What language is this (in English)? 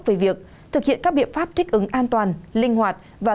Vietnamese